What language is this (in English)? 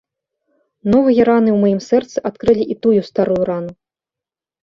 Belarusian